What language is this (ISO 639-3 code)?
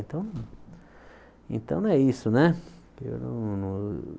por